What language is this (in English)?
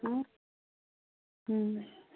Manipuri